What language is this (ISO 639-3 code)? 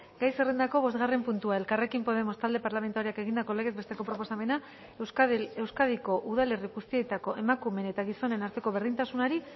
eus